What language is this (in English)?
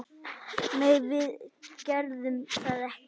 Icelandic